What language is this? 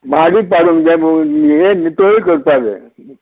Konkani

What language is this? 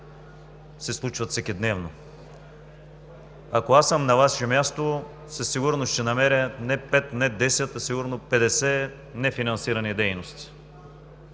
Bulgarian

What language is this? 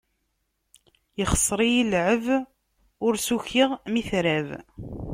Kabyle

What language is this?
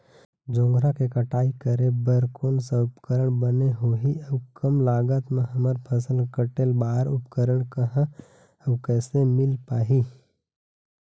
Chhattisgarhi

